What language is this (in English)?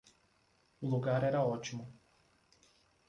Portuguese